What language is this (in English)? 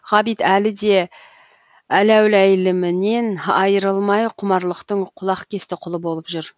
Kazakh